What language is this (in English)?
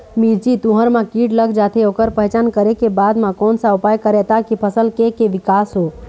Chhattisgarhi